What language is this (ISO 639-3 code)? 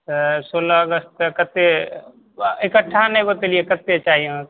mai